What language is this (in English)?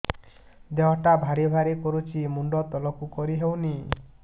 Odia